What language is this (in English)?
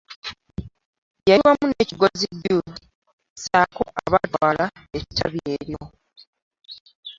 Ganda